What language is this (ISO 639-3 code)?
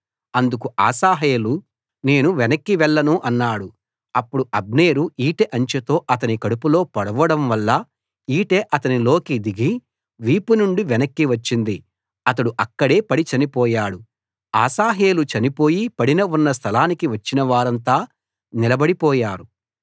tel